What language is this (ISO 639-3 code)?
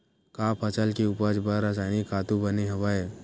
hne